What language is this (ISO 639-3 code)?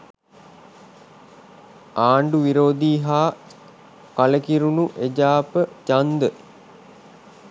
sin